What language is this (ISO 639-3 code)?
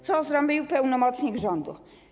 pol